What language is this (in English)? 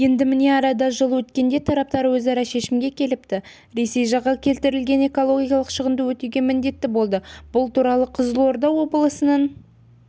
Kazakh